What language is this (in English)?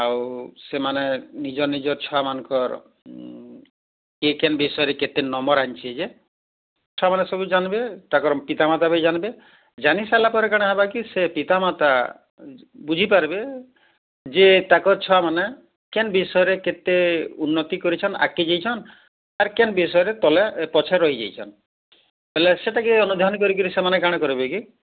Odia